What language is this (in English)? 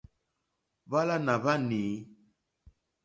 Mokpwe